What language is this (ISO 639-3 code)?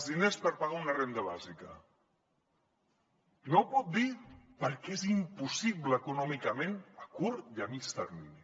cat